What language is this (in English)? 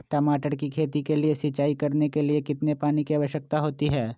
Magahi